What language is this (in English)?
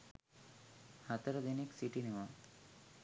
Sinhala